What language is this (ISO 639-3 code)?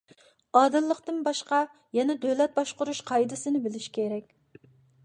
uig